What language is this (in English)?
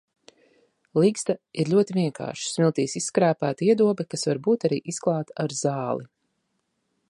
Latvian